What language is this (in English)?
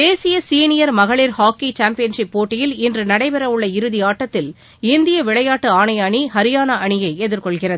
Tamil